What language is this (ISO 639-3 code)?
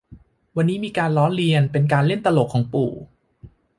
tha